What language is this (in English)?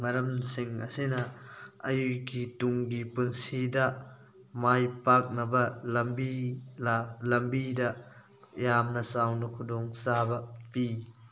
Manipuri